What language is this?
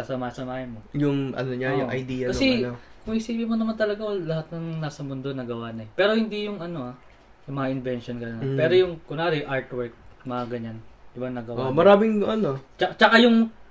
Filipino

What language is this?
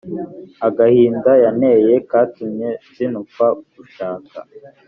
Kinyarwanda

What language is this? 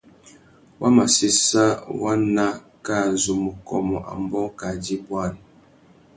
Tuki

